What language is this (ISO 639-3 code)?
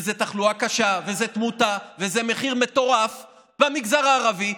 heb